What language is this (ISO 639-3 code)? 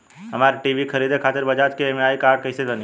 bho